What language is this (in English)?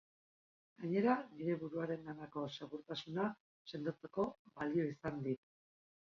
Basque